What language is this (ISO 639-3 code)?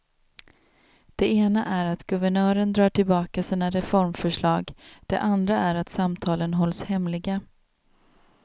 swe